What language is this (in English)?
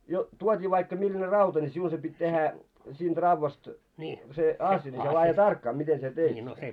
Finnish